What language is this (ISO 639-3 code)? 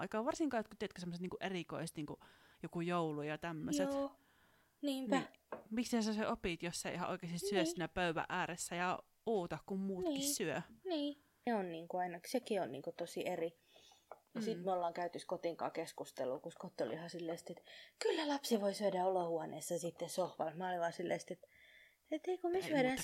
fin